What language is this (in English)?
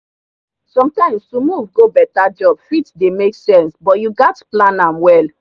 Nigerian Pidgin